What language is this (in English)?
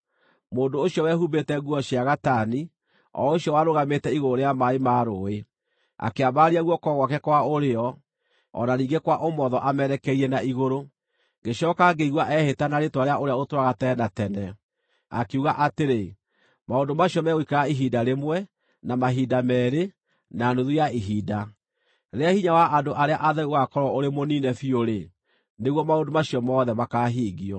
Kikuyu